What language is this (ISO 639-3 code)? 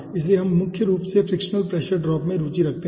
hin